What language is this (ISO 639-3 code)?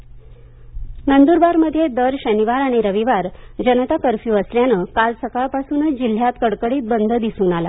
mar